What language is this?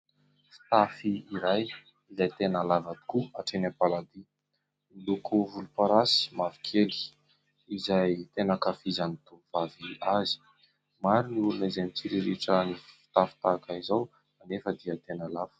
Malagasy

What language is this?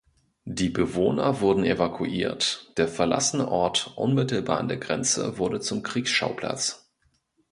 German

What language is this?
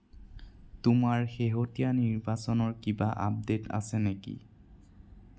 Assamese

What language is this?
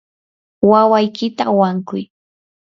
Yanahuanca Pasco Quechua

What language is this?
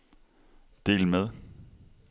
Danish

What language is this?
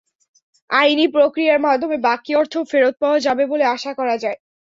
Bangla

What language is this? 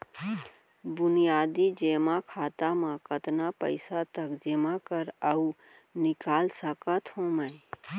Chhattisgarhi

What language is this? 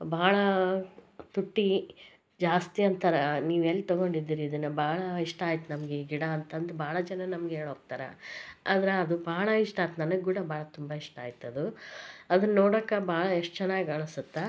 Kannada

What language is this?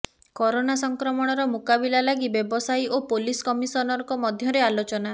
Odia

